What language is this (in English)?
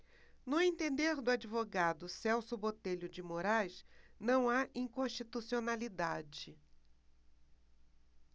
Portuguese